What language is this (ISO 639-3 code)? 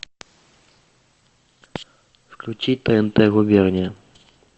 rus